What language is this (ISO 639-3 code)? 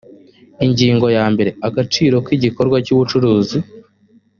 kin